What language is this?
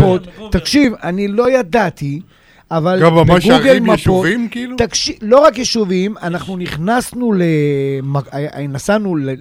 Hebrew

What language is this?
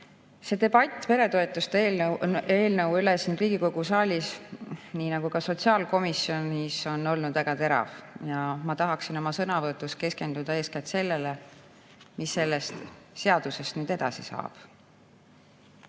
Estonian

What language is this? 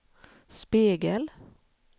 Swedish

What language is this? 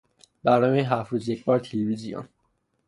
Persian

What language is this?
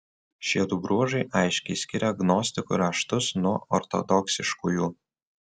Lithuanian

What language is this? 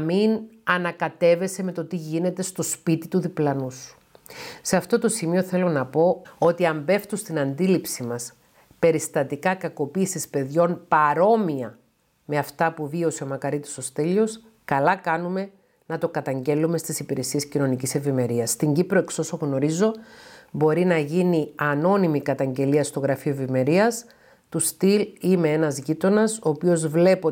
Greek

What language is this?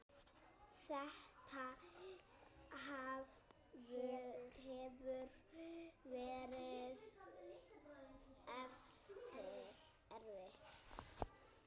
Icelandic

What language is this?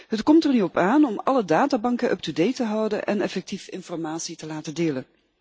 Dutch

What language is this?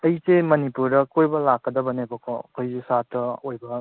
Manipuri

